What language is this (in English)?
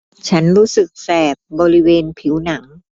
Thai